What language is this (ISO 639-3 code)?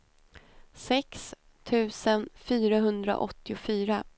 swe